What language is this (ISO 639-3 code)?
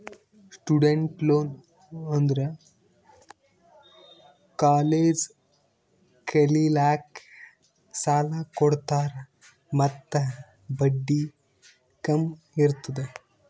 kan